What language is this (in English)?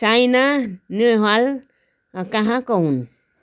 Nepali